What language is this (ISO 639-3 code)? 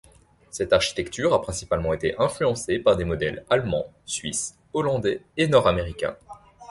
fra